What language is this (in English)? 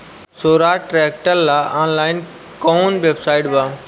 Bhojpuri